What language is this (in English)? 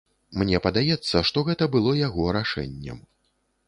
Belarusian